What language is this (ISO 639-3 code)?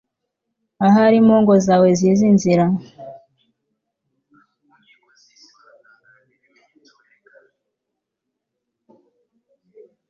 kin